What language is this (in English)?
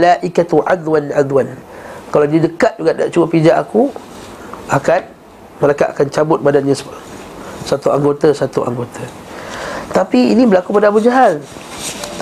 Malay